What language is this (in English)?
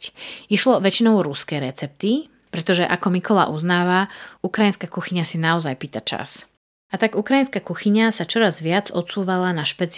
Slovak